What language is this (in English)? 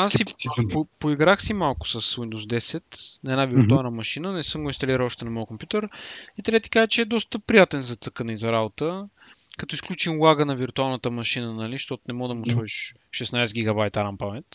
Bulgarian